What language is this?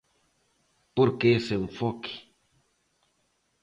Galician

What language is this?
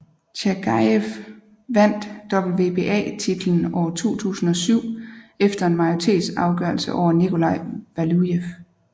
Danish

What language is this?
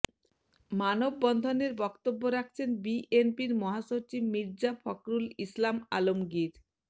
Bangla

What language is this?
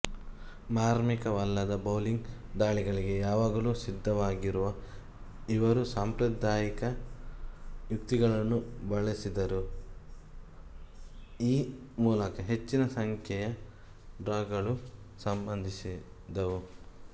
Kannada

